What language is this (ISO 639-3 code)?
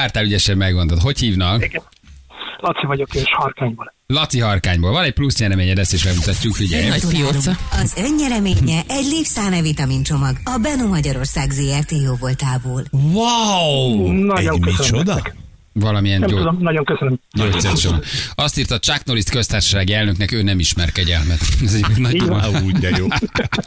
hun